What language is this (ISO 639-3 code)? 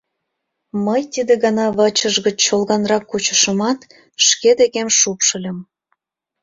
chm